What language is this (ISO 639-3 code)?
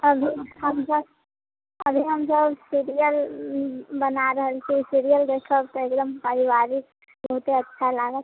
mai